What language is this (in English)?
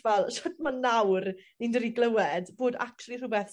Welsh